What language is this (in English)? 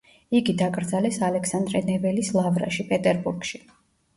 Georgian